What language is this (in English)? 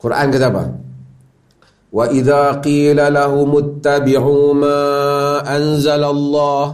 Malay